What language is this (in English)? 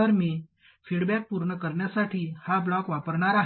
Marathi